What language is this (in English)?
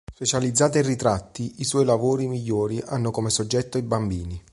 Italian